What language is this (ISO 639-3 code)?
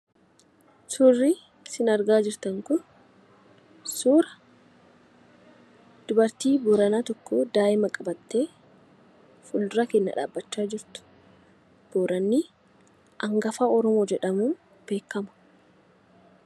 orm